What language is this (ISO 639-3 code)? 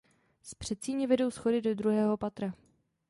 ces